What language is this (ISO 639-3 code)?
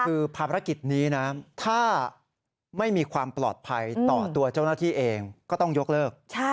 tha